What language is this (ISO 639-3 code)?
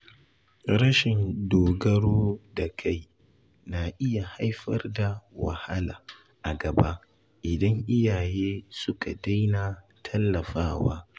hau